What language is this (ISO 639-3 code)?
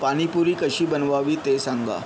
mar